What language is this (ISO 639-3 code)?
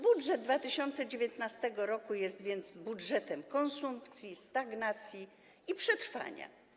pol